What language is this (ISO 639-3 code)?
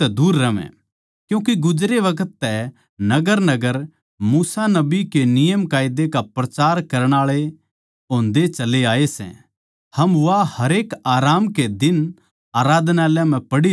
bgc